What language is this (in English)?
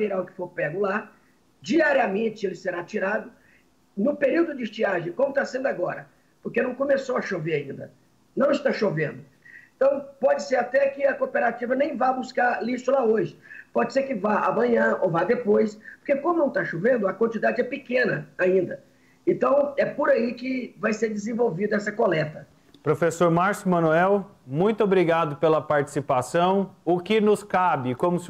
Portuguese